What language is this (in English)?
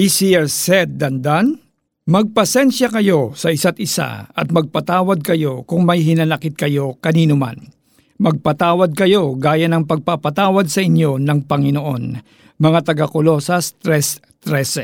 Filipino